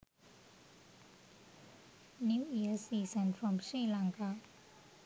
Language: Sinhala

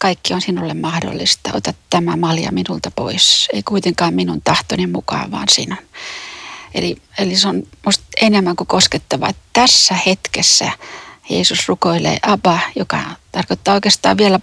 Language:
Finnish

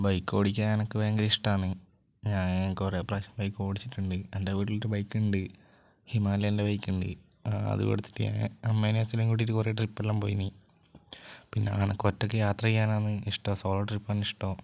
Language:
Malayalam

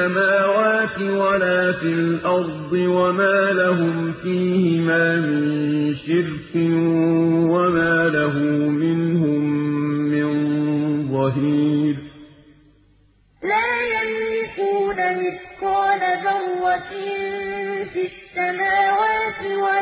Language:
Arabic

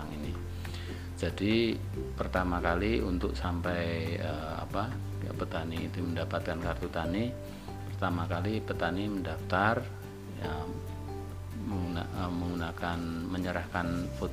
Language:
Indonesian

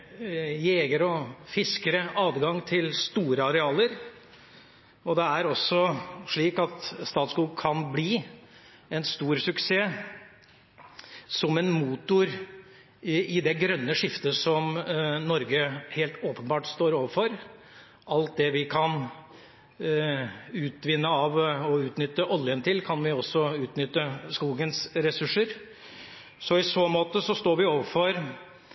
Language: Norwegian Bokmål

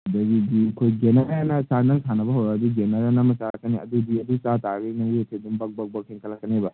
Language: Manipuri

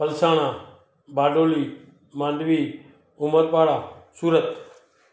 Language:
Sindhi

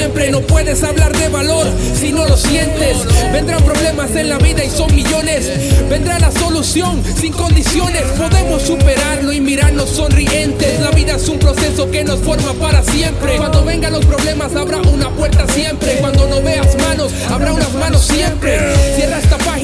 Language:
Spanish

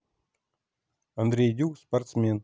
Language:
Russian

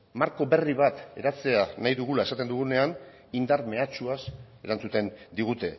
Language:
Basque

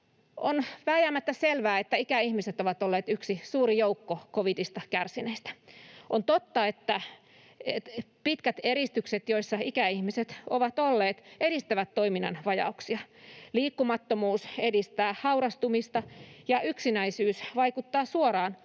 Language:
Finnish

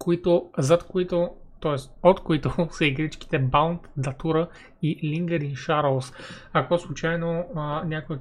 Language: Bulgarian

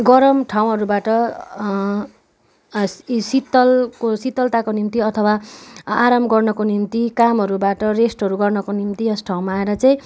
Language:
Nepali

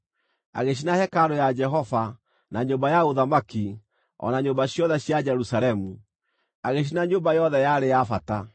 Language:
Kikuyu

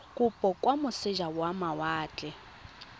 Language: Tswana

